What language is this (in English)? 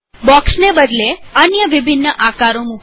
Gujarati